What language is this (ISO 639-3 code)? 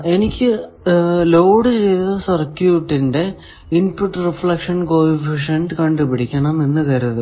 mal